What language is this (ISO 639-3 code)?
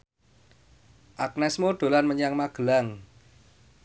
jav